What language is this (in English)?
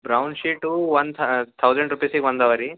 Kannada